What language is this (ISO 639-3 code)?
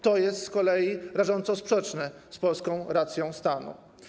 pol